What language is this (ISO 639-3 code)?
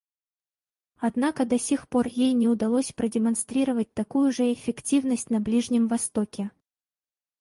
rus